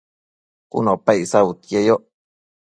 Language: Matsés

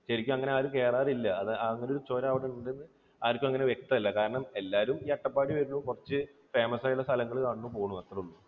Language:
Malayalam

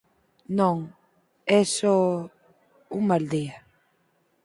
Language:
Galician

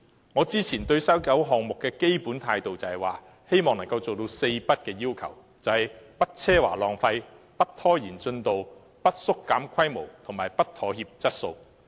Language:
Cantonese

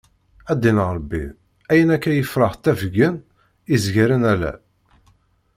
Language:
Kabyle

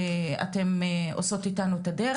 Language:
Hebrew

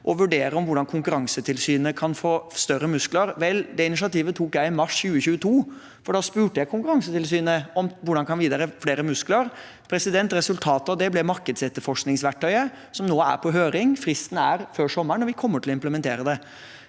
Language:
Norwegian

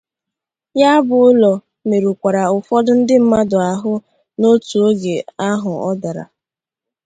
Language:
Igbo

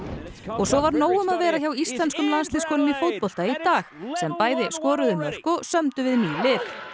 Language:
Icelandic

